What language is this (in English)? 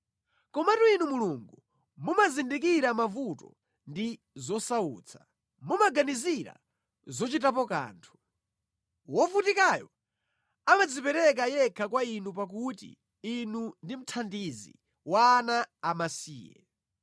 Nyanja